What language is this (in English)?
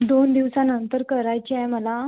Marathi